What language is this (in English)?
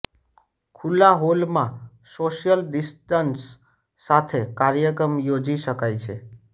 Gujarati